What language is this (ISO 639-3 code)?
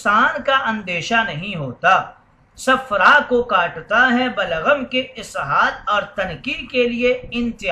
ara